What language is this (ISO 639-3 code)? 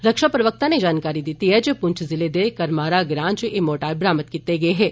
doi